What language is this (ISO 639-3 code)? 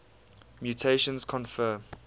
eng